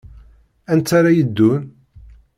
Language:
Kabyle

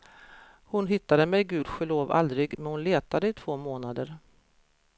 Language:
Swedish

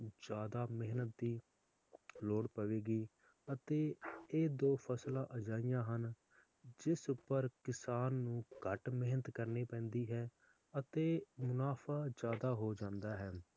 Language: Punjabi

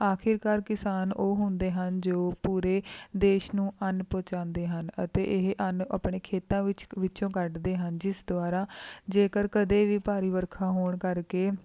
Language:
Punjabi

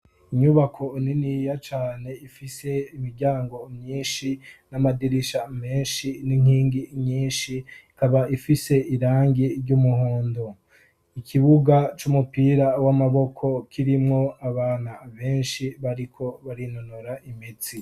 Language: Rundi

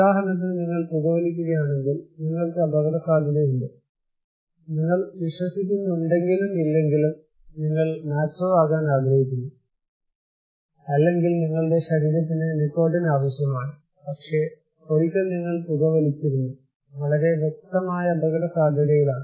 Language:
Malayalam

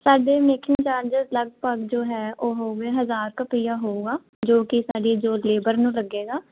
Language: Punjabi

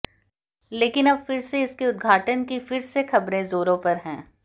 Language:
Hindi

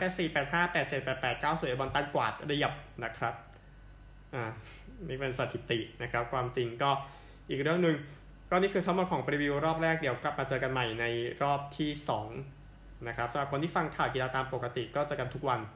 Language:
Thai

